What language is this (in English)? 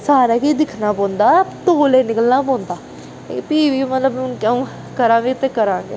Dogri